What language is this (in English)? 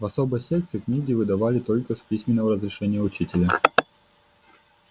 Russian